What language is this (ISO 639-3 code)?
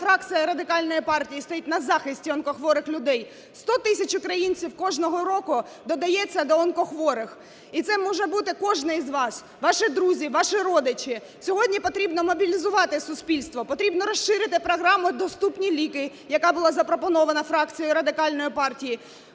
ukr